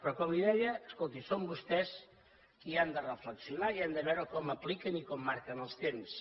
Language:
Catalan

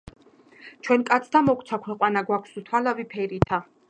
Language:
Georgian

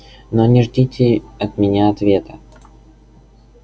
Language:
Russian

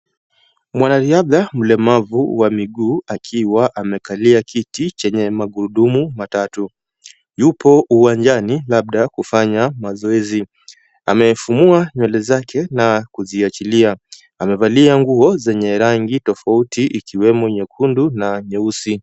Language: Swahili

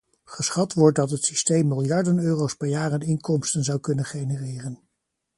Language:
Dutch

